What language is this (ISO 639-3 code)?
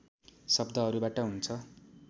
nep